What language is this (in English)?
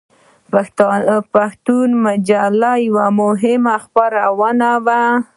Pashto